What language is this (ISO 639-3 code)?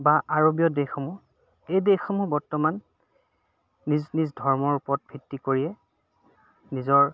asm